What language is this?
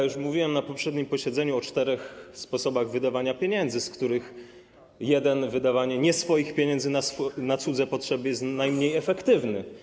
Polish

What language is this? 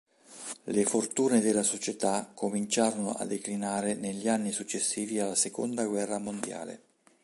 Italian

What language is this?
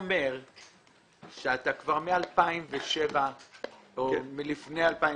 Hebrew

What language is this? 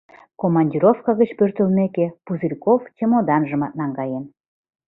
Mari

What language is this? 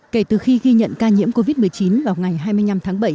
Vietnamese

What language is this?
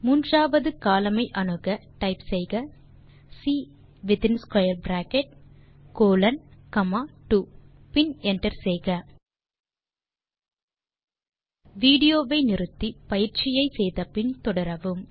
Tamil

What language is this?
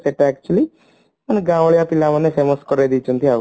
Odia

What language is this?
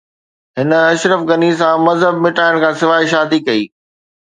Sindhi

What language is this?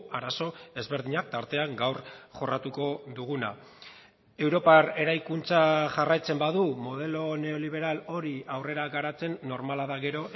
Basque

